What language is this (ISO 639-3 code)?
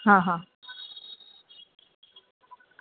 guj